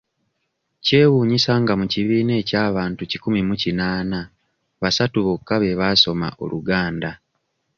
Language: Ganda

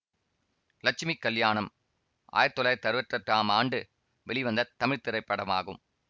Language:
Tamil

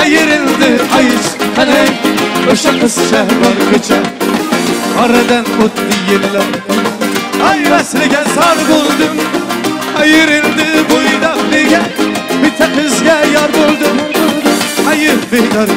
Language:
Turkish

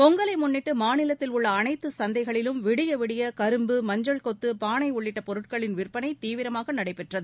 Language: Tamil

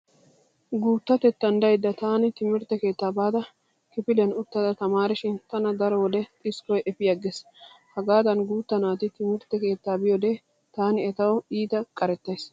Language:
Wolaytta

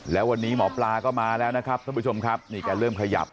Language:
Thai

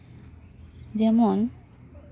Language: Santali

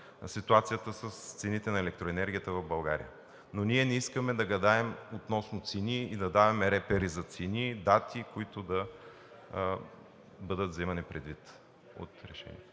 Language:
Bulgarian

